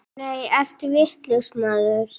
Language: Icelandic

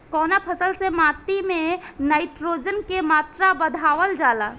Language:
Bhojpuri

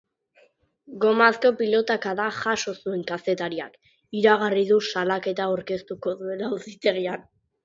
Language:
Basque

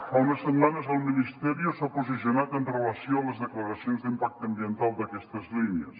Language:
Catalan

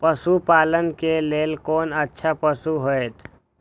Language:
Maithili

